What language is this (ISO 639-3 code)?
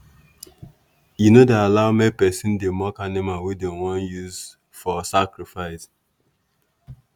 pcm